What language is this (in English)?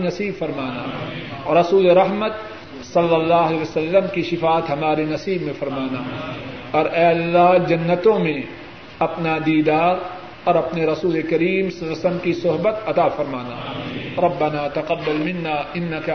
Urdu